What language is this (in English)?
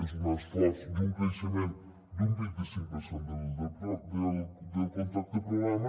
Catalan